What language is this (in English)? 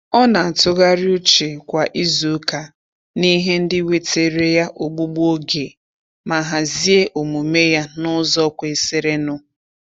Igbo